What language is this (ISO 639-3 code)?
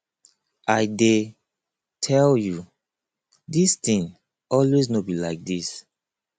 pcm